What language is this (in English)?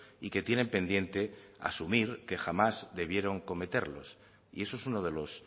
Spanish